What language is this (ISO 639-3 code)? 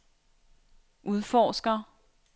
dan